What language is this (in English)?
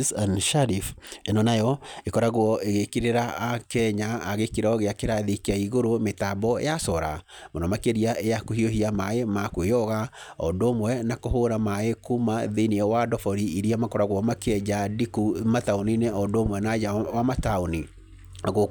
Kikuyu